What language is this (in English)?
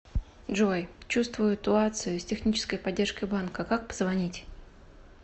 Russian